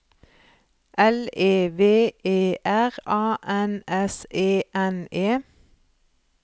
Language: Norwegian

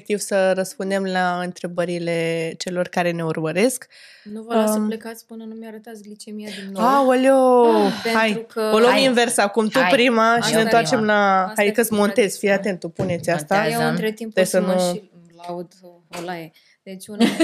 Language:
Romanian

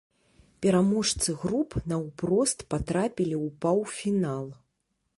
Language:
Belarusian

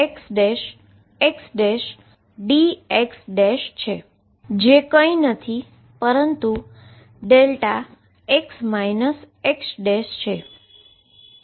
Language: Gujarati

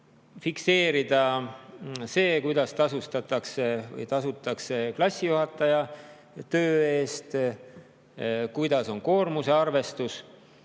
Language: Estonian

